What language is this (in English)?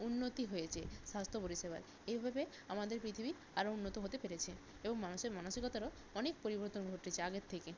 Bangla